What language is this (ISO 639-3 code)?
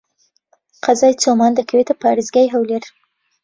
ckb